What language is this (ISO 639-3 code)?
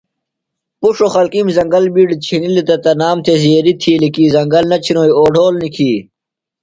phl